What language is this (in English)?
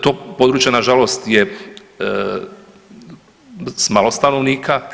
Croatian